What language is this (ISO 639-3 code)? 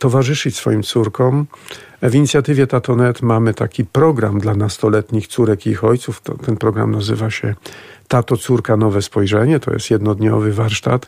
pol